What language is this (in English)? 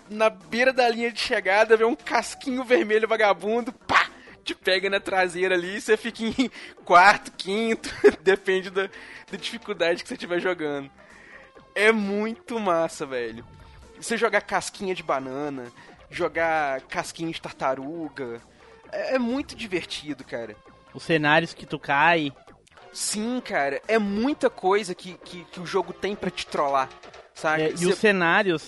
Portuguese